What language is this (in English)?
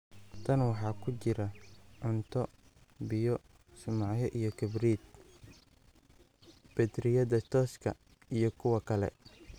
Somali